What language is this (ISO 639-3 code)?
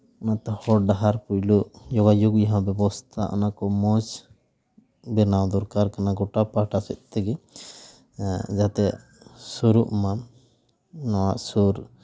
sat